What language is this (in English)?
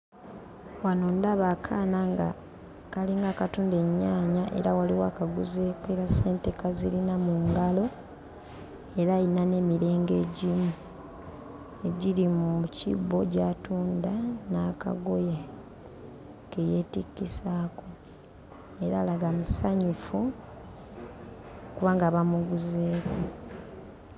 Ganda